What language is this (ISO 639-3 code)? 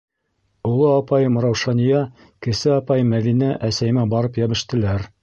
bak